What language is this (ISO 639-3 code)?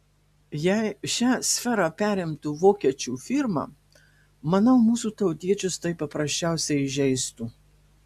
lit